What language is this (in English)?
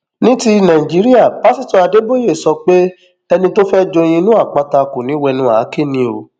Yoruba